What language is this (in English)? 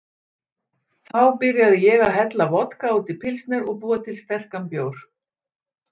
Icelandic